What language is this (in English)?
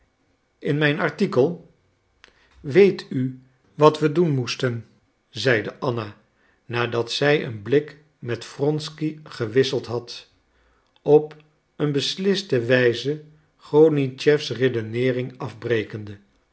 Dutch